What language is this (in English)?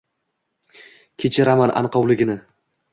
Uzbek